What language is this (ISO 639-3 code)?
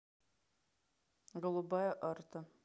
rus